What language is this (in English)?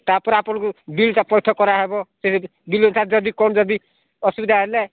Odia